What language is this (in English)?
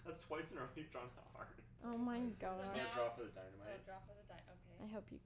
English